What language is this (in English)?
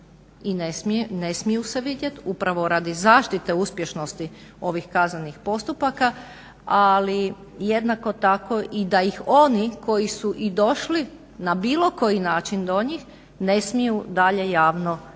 Croatian